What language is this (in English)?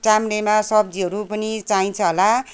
Nepali